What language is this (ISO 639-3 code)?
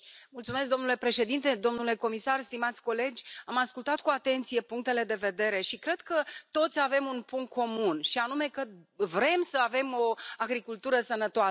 ron